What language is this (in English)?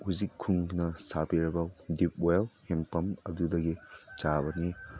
Manipuri